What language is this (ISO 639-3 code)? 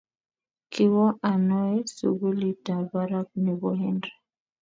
kln